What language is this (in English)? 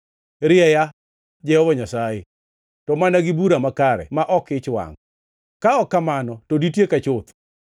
Luo (Kenya and Tanzania)